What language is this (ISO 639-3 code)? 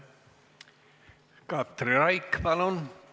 est